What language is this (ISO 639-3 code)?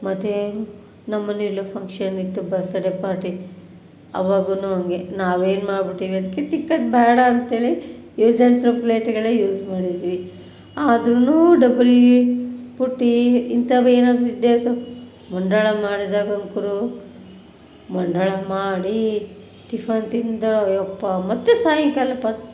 kan